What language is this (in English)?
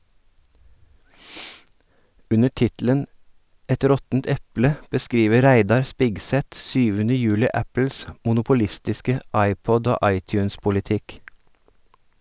Norwegian